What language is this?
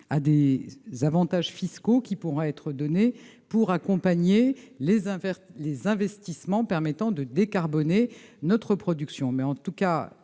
French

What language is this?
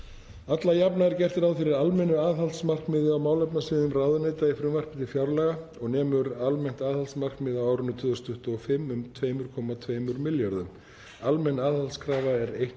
Icelandic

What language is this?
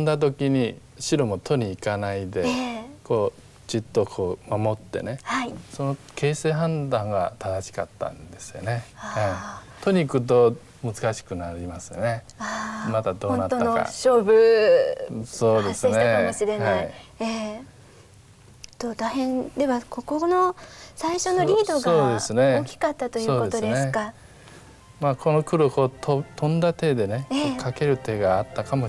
Japanese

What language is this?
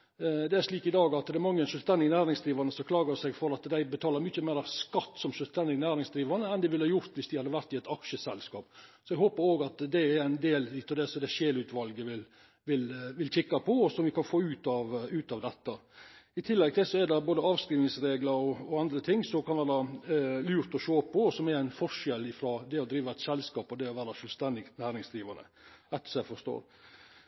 Norwegian Nynorsk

